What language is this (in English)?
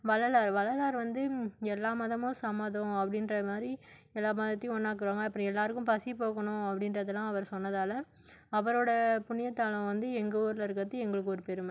Tamil